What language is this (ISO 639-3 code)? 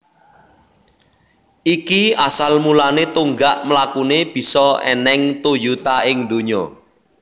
jav